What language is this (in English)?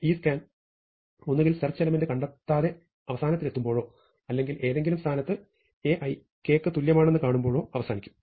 Malayalam